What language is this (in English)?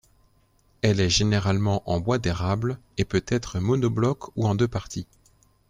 French